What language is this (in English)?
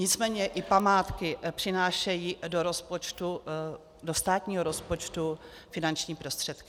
Czech